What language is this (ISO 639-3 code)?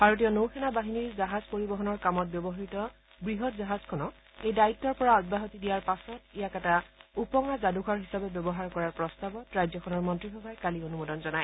asm